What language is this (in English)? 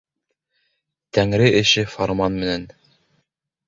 Bashkir